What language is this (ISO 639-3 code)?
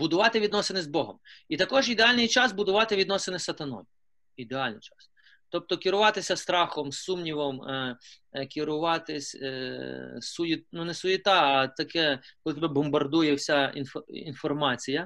ukr